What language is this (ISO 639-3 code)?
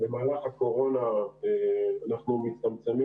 heb